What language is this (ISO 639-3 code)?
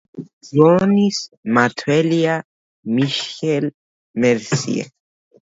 kat